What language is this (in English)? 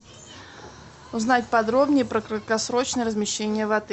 Russian